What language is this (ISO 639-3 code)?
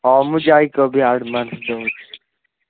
ori